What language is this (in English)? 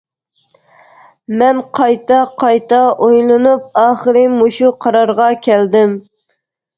Uyghur